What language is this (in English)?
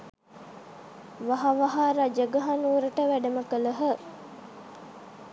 Sinhala